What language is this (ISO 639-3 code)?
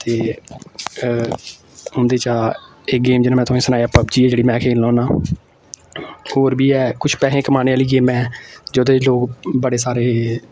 doi